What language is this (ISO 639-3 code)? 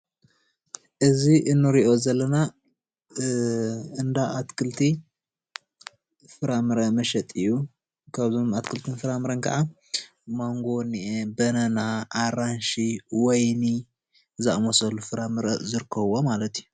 tir